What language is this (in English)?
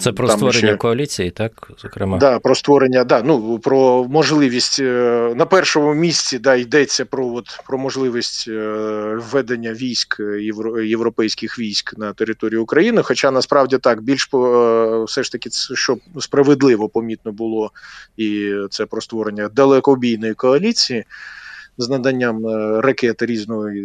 Ukrainian